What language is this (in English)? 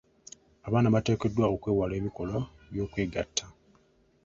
Ganda